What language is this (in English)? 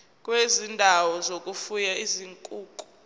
Zulu